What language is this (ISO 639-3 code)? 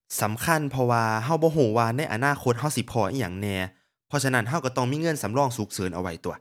tha